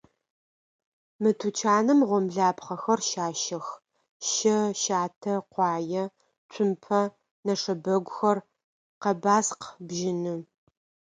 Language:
Adyghe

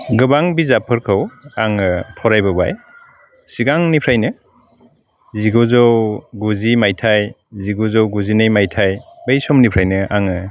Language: Bodo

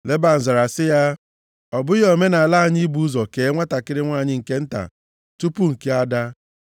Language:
Igbo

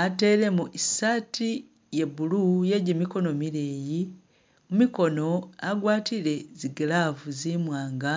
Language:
Masaaba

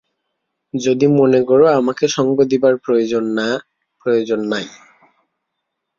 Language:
Bangla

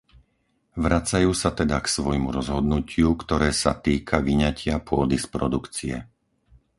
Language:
Slovak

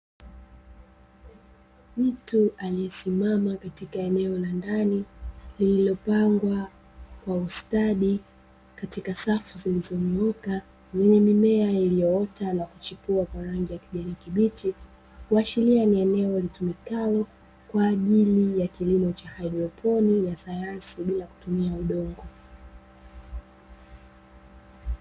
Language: Swahili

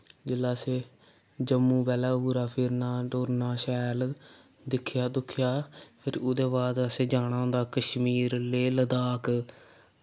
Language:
Dogri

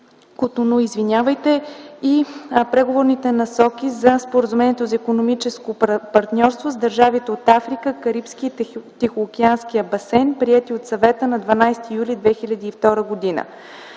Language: Bulgarian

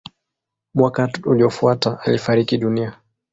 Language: Swahili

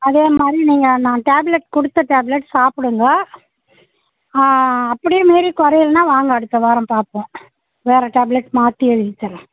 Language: Tamil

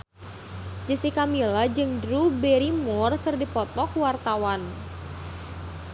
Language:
Sundanese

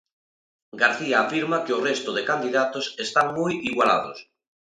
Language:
Galician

